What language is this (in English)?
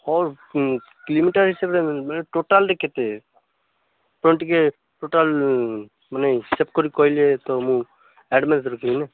Odia